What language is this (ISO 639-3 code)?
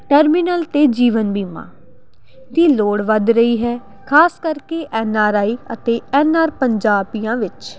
pan